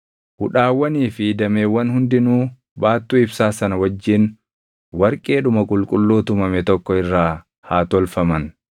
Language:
Oromo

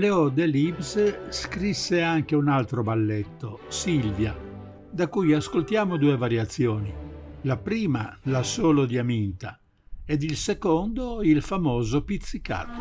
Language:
Italian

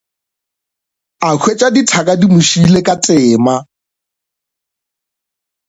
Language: Northern Sotho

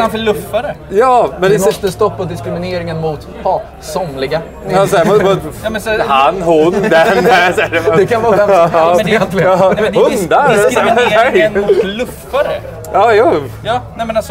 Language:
Swedish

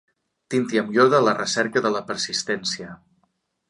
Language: Catalan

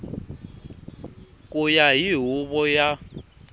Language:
Tsonga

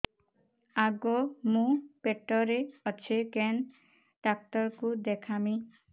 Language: Odia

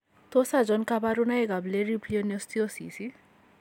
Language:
Kalenjin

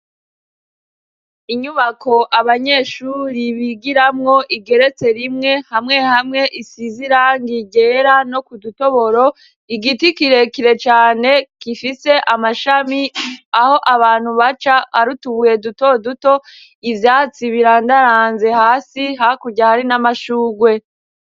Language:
Rundi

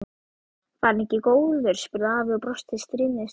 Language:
Icelandic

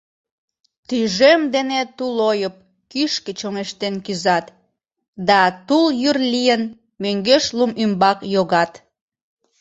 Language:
Mari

